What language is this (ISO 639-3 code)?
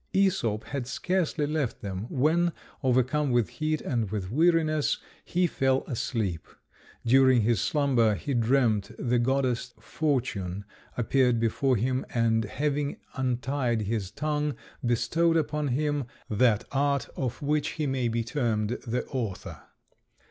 eng